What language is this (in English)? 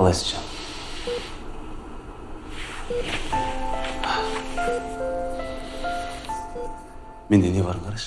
Turkish